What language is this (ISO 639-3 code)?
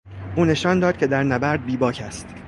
fas